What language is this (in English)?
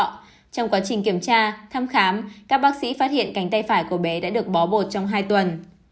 Vietnamese